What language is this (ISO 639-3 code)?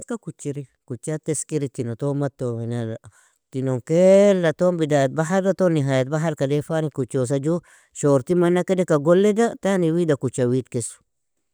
fia